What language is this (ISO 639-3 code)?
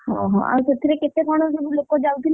ori